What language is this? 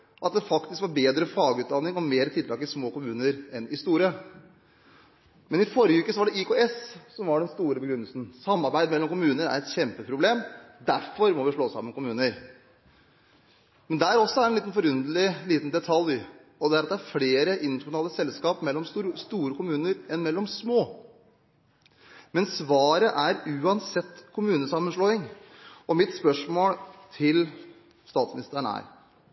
Norwegian Bokmål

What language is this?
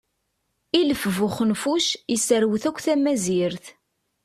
Kabyle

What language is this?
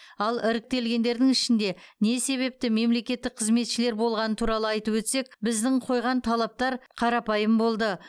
Kazakh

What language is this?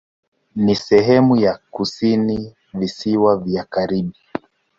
Swahili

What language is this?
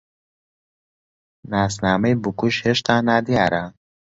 Central Kurdish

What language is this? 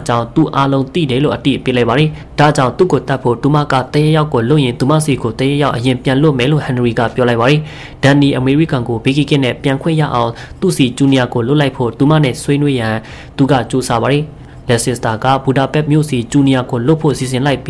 Thai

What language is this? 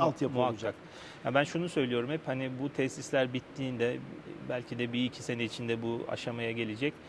Turkish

